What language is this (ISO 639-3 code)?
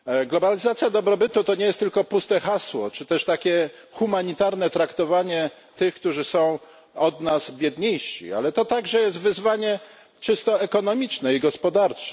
pol